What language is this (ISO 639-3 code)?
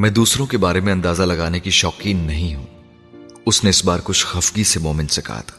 urd